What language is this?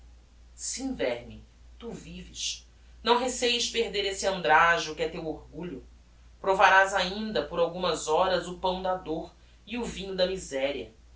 Portuguese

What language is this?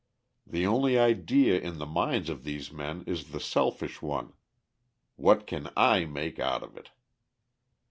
English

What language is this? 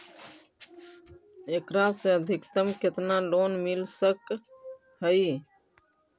Magahi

